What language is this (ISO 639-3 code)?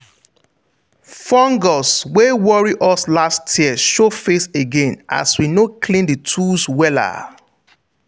pcm